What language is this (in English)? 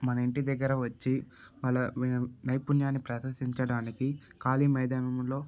Telugu